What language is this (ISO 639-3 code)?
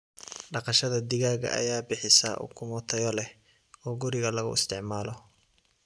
som